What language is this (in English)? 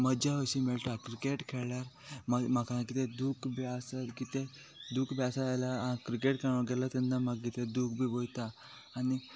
Konkani